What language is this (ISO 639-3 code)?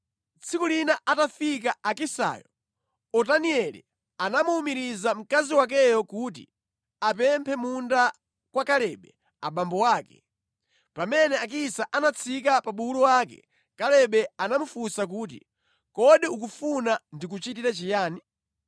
nya